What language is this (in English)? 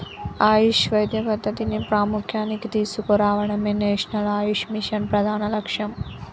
Telugu